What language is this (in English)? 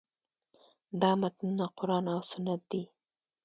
Pashto